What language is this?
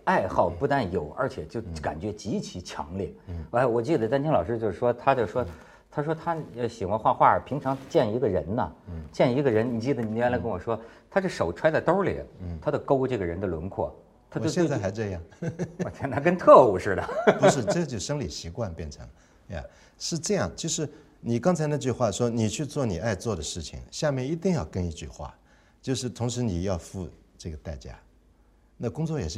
Chinese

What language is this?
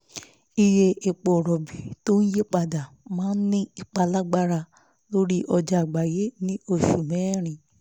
Yoruba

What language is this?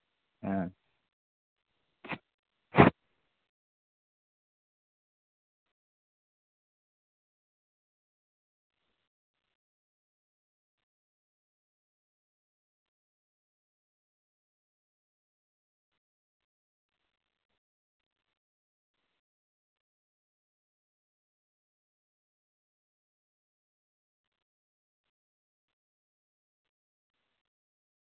Santali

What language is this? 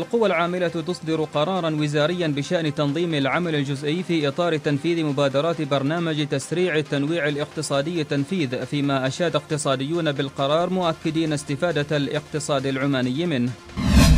Arabic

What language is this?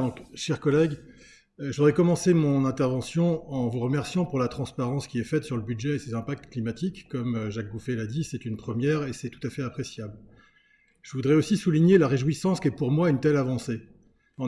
French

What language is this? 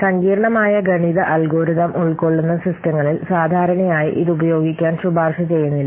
Malayalam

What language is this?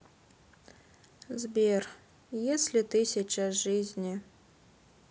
Russian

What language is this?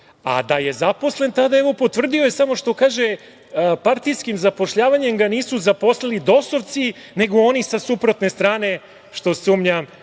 Serbian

